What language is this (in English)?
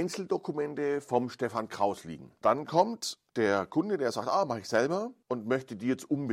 German